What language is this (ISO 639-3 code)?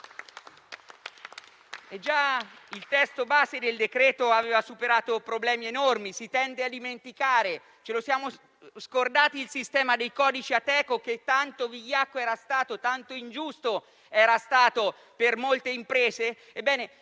ita